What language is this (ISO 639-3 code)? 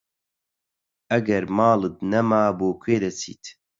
ckb